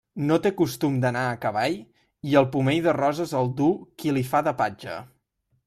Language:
Catalan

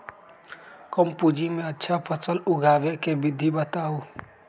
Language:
Magahi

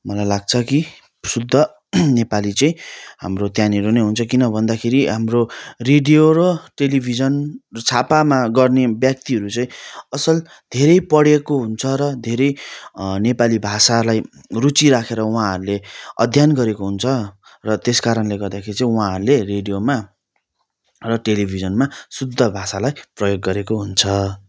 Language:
Nepali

